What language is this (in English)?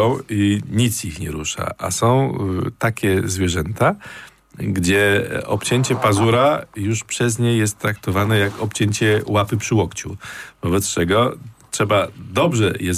Polish